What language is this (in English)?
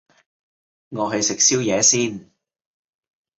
Cantonese